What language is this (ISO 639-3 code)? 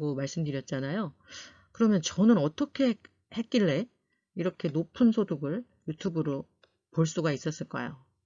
kor